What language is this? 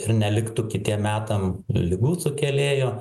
Lithuanian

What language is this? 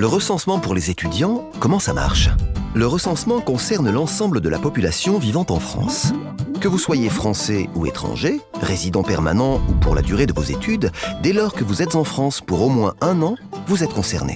French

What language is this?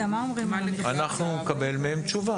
Hebrew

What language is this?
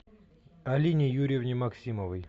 Russian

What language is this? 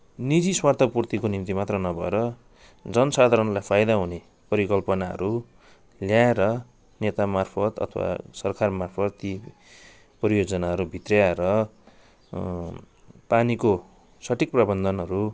Nepali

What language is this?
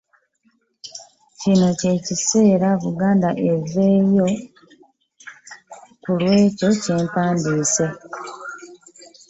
Ganda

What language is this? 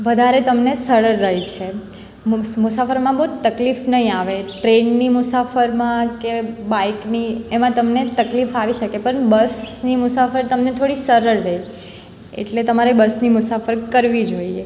Gujarati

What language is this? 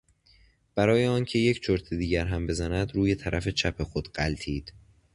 Persian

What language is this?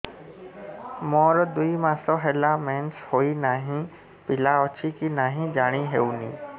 Odia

